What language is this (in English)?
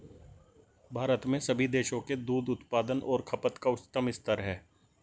Hindi